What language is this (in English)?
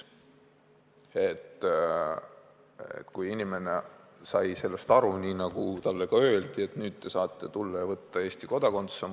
Estonian